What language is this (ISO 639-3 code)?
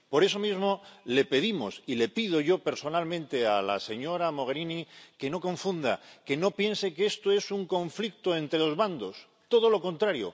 spa